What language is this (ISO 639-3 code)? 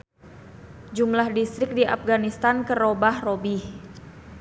sun